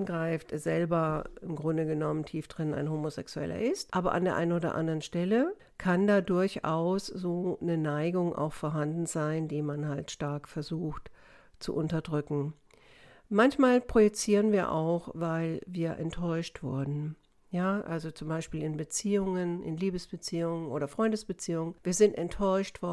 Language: German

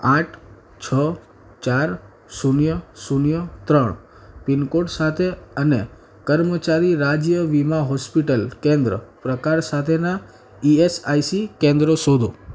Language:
Gujarati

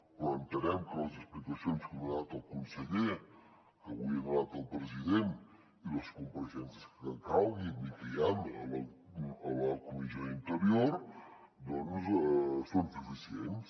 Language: Catalan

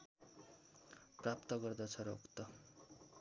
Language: Nepali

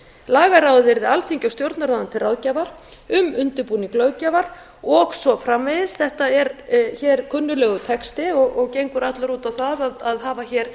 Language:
Icelandic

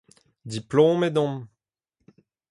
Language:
Breton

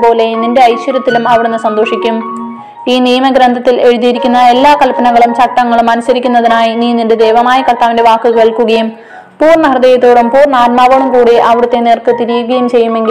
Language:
Malayalam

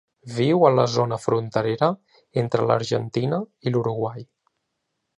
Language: Catalan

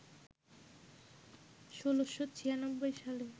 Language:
Bangla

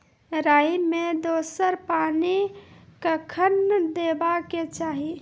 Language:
Maithili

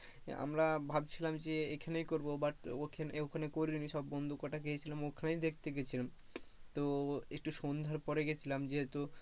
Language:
Bangla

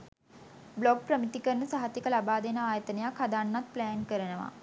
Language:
Sinhala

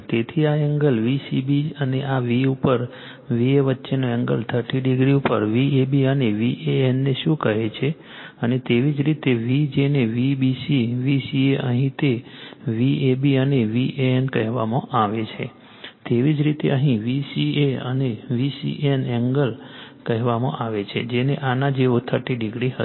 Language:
Gujarati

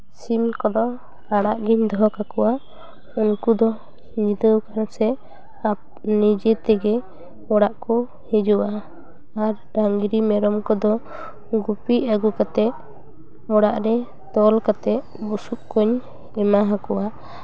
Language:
Santali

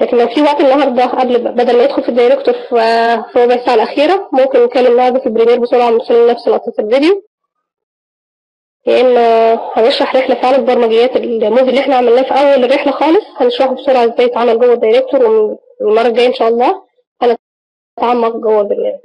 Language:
Arabic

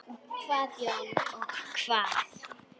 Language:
Icelandic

